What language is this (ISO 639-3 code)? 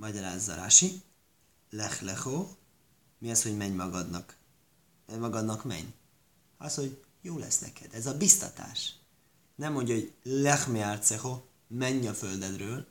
hun